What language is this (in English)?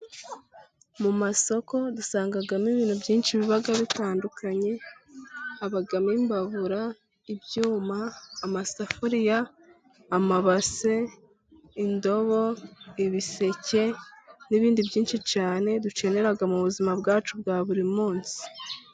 Kinyarwanda